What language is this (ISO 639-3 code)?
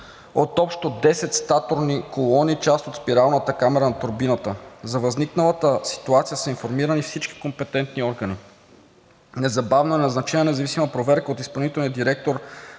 bul